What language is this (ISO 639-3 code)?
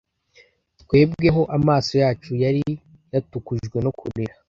kin